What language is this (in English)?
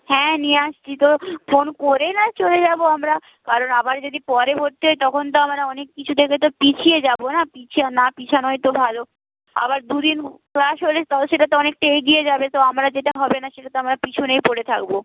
Bangla